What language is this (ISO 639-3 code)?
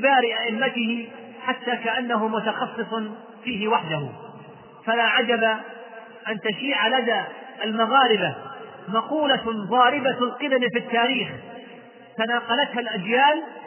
ara